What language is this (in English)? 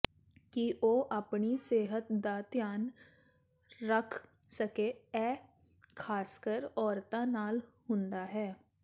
Punjabi